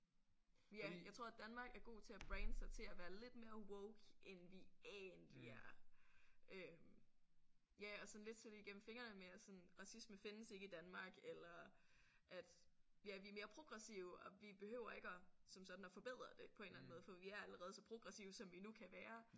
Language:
Danish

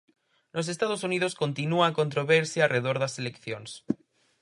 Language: Galician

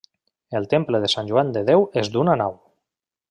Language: Catalan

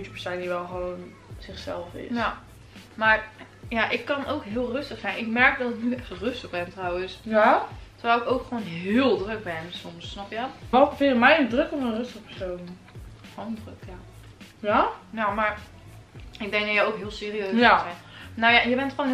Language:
Dutch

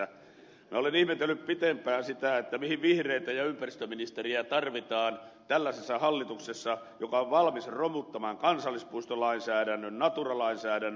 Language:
Finnish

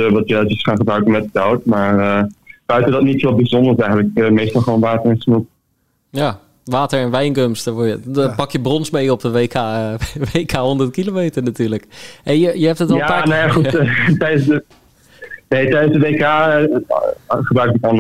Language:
Dutch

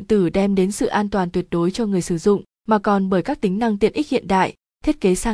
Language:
Vietnamese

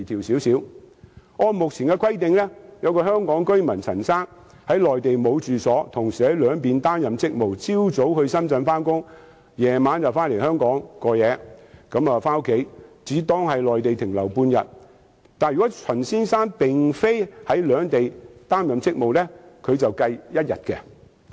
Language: Cantonese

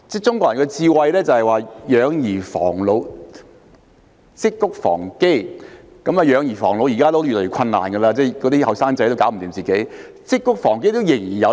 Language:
Cantonese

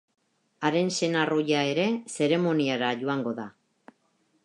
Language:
Basque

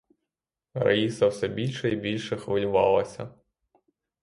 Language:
Ukrainian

